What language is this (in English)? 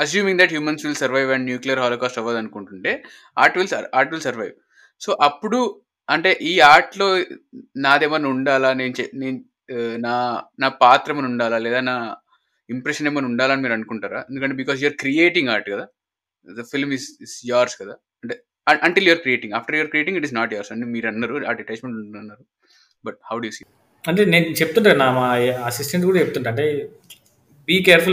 Telugu